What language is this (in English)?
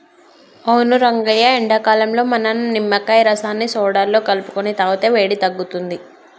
Telugu